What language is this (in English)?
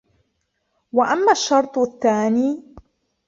Arabic